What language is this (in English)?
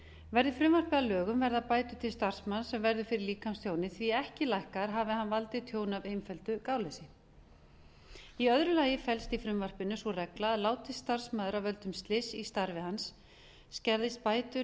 Icelandic